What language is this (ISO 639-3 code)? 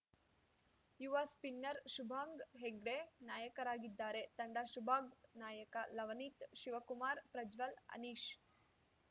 kan